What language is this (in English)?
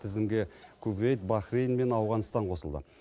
Kazakh